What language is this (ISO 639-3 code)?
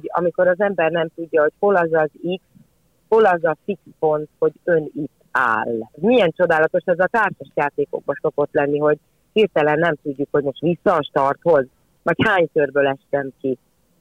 hun